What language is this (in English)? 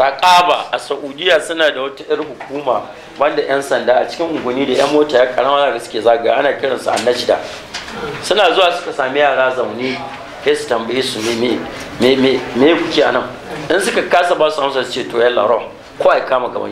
Arabic